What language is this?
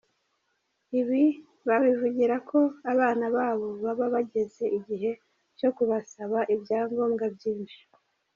Kinyarwanda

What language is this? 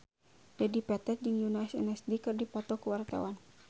Sundanese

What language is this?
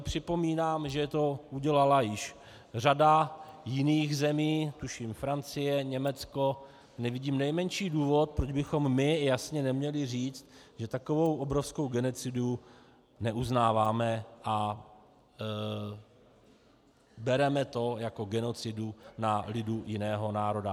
Czech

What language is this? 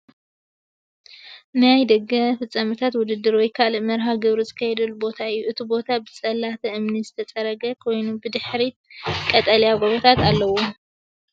Tigrinya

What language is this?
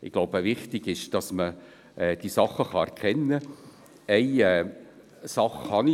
Swiss German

